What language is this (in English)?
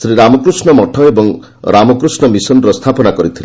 Odia